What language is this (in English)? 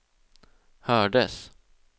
Swedish